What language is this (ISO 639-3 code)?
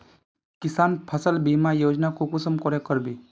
mag